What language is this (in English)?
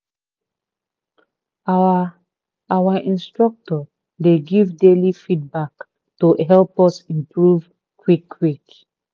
Nigerian Pidgin